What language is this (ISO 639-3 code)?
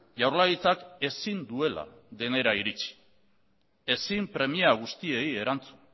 eus